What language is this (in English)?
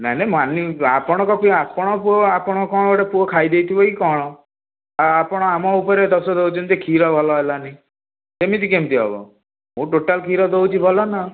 Odia